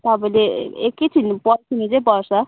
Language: Nepali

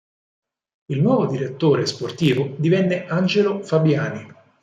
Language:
Italian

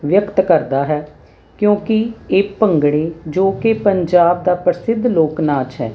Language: Punjabi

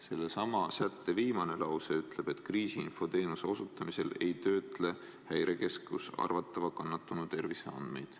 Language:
Estonian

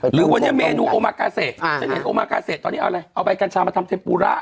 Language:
Thai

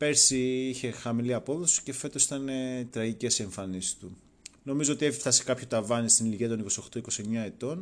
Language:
Greek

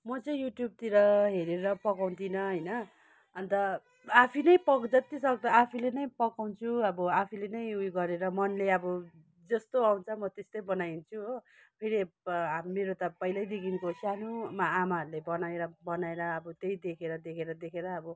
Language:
Nepali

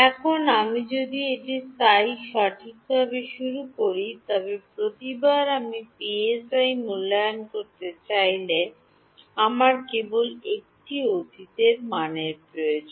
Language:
Bangla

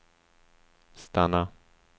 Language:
Swedish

